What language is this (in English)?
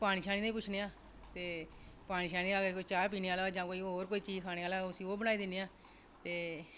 Dogri